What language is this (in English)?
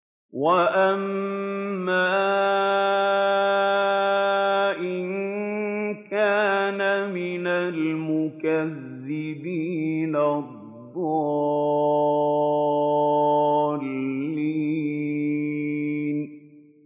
Arabic